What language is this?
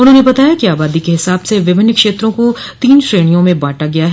Hindi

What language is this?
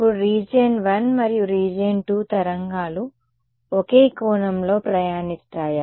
Telugu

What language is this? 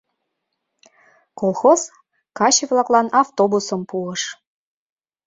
Mari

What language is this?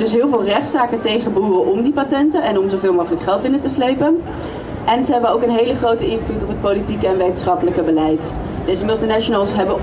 Dutch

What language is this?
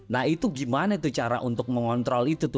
Indonesian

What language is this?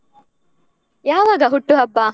Kannada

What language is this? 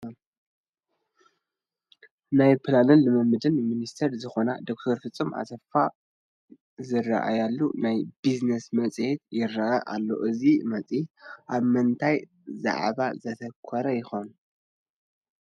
Tigrinya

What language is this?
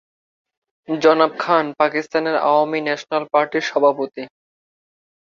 Bangla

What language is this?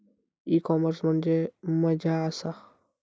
Marathi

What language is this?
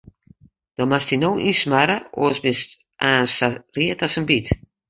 Western Frisian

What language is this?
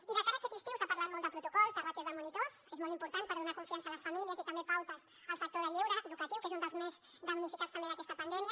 Catalan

